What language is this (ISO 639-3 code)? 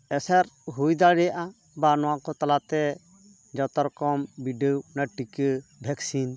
sat